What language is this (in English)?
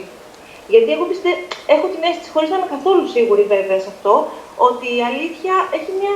Greek